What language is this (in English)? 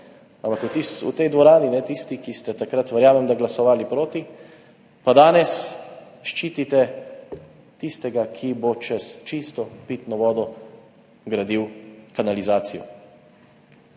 Slovenian